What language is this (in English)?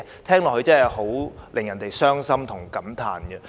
Cantonese